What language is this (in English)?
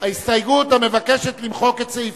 Hebrew